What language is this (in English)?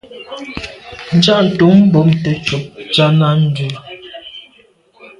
Medumba